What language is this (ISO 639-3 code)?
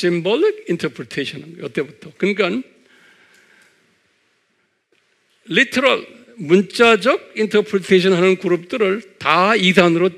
kor